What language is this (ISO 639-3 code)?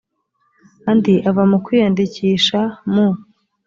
kin